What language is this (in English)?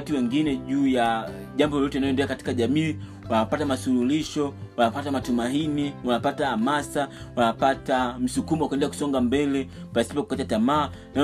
Swahili